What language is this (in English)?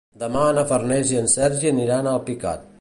Catalan